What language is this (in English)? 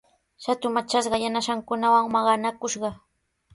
Sihuas Ancash Quechua